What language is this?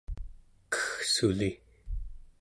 Central Yupik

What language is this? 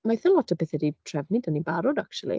Welsh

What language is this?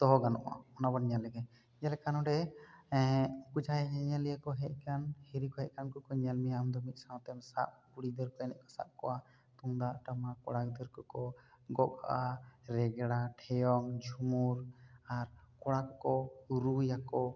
Santali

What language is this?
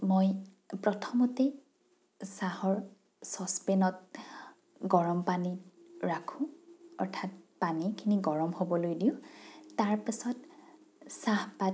Assamese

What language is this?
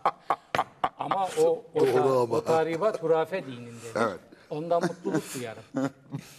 Turkish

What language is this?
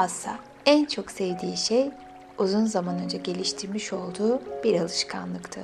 Turkish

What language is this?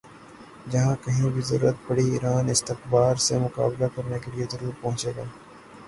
Urdu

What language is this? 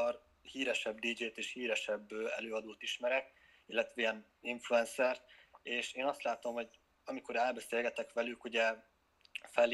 Hungarian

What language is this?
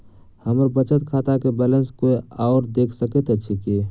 Maithili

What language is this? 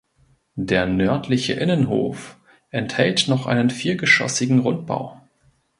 German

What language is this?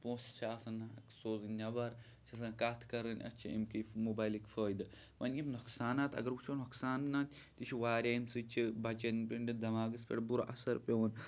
Kashmiri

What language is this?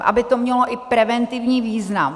Czech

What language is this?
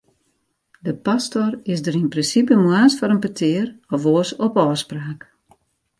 Western Frisian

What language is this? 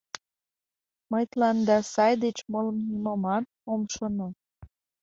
Mari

